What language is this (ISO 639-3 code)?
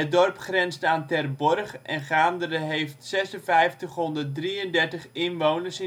nld